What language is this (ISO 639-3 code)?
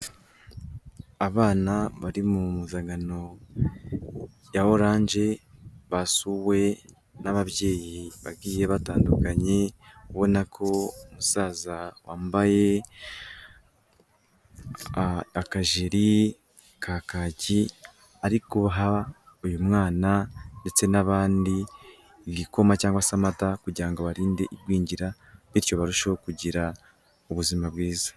kin